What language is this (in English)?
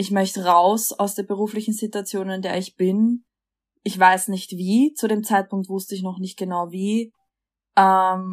German